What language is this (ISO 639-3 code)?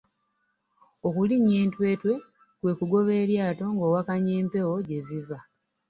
lug